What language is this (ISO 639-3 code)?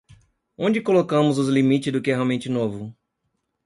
por